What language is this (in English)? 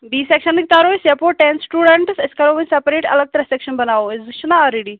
Kashmiri